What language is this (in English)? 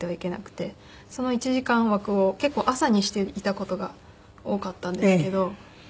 Japanese